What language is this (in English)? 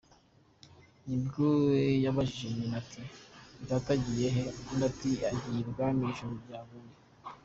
Kinyarwanda